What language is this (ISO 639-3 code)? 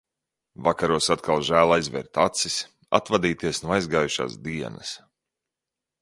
lav